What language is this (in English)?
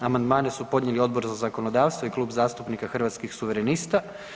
Croatian